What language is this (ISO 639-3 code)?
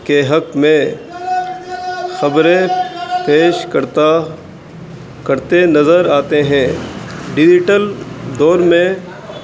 urd